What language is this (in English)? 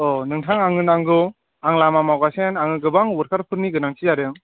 Bodo